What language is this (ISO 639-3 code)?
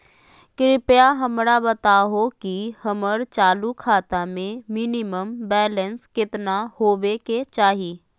mag